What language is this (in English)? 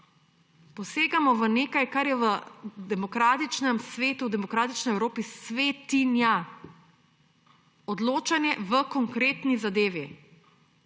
Slovenian